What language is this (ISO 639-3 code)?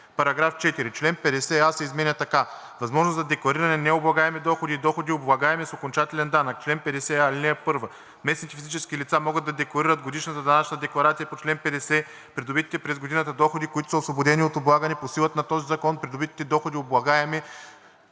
bul